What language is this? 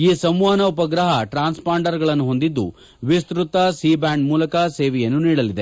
Kannada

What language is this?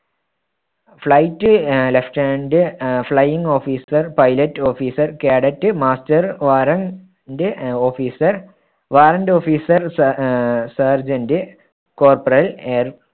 Malayalam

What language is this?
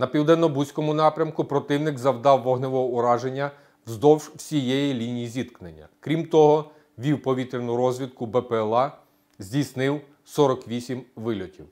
Ukrainian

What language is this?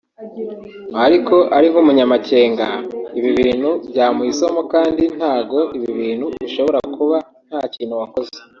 Kinyarwanda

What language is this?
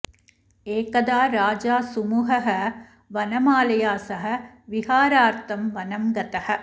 Sanskrit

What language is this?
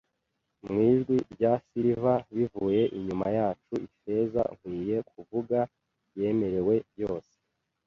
Kinyarwanda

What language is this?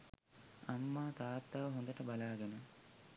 Sinhala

